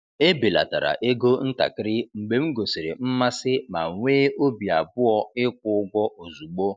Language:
Igbo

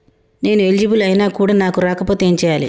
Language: Telugu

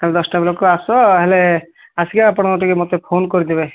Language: Odia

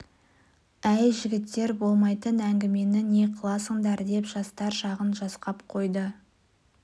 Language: Kazakh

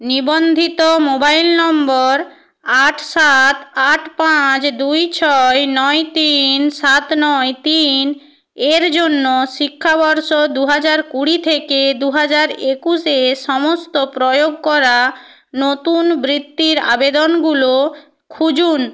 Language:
Bangla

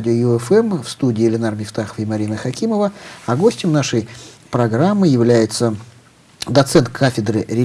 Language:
Russian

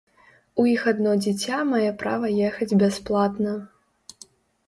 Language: Belarusian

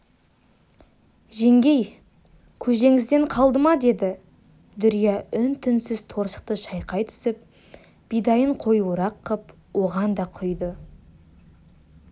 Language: Kazakh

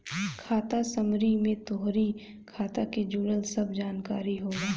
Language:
Bhojpuri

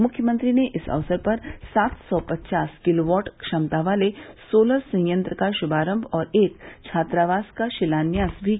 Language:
Hindi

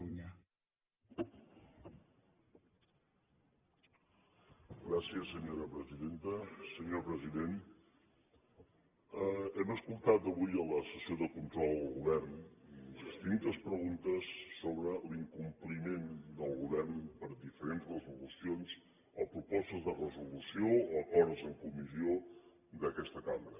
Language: Catalan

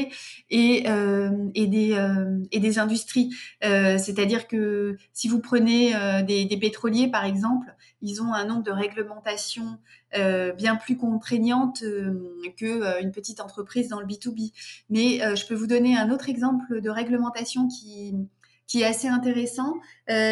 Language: French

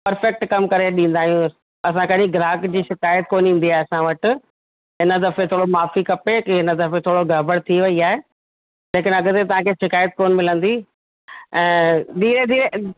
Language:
Sindhi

